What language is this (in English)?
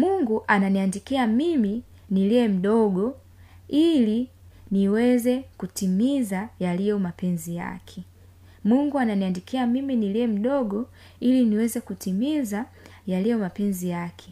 Swahili